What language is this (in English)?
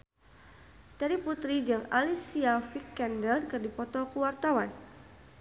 Sundanese